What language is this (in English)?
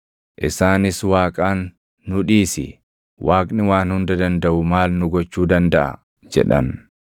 Oromo